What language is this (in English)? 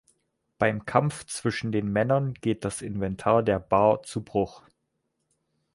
German